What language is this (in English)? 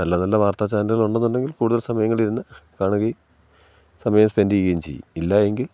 Malayalam